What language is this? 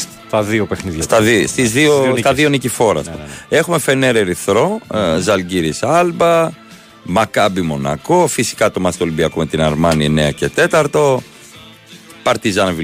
Greek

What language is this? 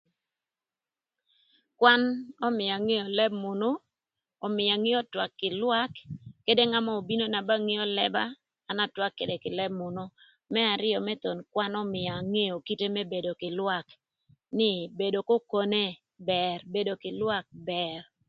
Thur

